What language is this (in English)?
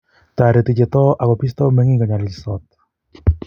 Kalenjin